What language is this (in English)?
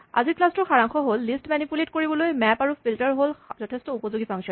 Assamese